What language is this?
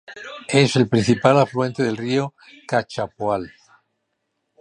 Spanish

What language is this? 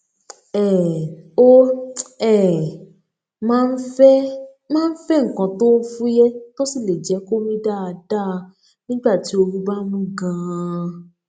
Yoruba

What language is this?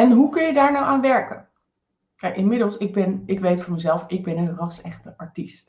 Dutch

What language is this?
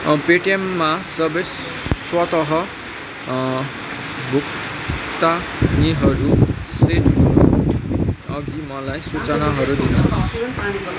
Nepali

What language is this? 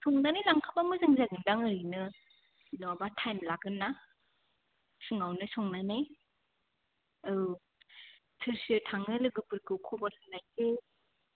Bodo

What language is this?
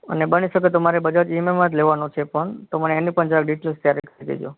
Gujarati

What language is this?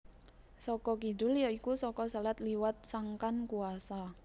Javanese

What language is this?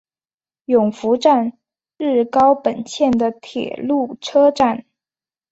Chinese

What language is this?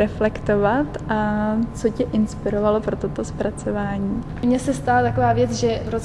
Czech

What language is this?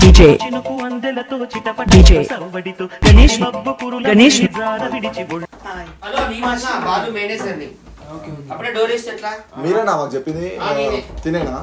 Telugu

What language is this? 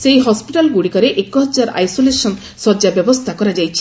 Odia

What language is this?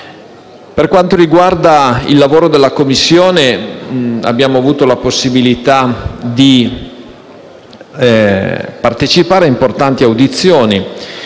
Italian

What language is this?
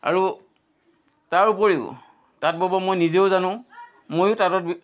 Assamese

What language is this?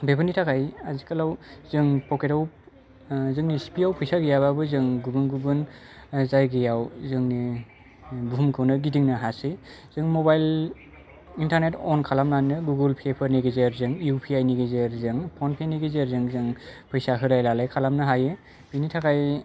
Bodo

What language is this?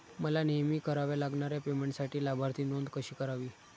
Marathi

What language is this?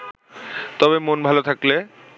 Bangla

